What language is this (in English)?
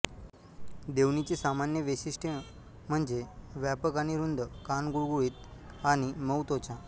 Marathi